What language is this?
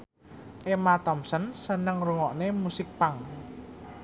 Javanese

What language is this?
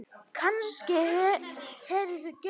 Icelandic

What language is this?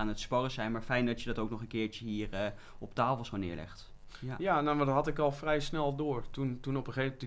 Dutch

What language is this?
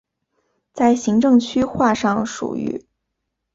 Chinese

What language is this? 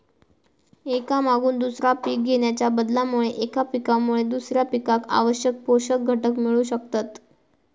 Marathi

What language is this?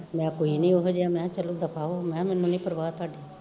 Punjabi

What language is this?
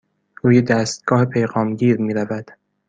Persian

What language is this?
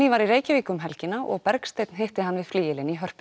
Icelandic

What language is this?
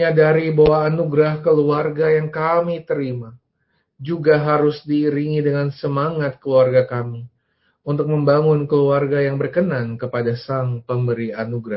Indonesian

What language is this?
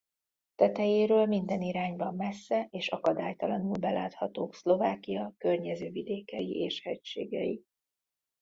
Hungarian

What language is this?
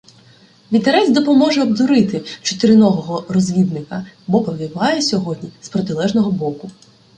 Ukrainian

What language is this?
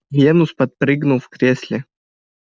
Russian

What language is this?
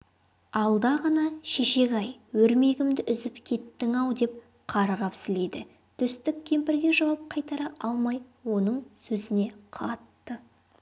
Kazakh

